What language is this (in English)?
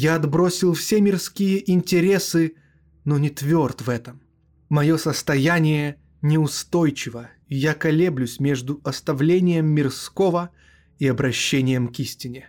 Russian